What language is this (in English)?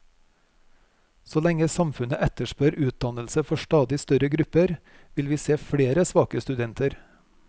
Norwegian